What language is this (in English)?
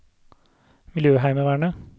Norwegian